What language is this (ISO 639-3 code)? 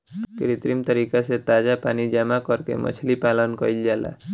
bho